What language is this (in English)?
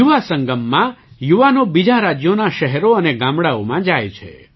Gujarati